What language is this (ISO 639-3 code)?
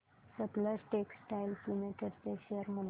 mar